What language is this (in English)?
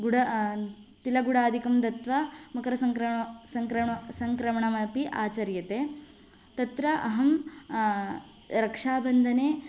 Sanskrit